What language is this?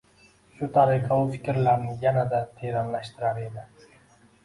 Uzbek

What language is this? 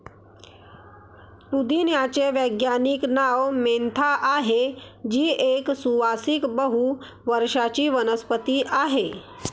Marathi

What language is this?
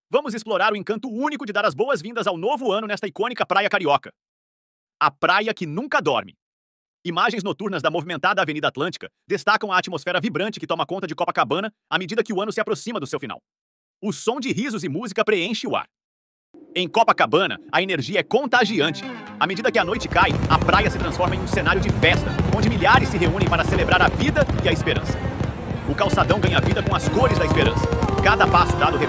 Portuguese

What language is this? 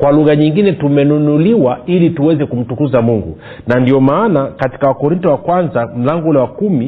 Swahili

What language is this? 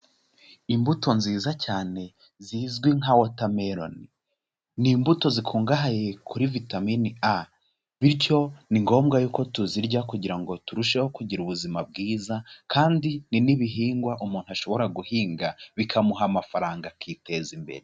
Kinyarwanda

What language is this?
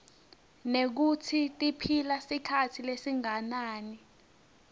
Swati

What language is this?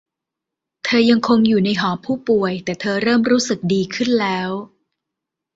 Thai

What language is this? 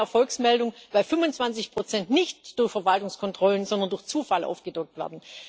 German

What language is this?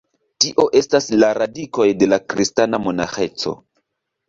Esperanto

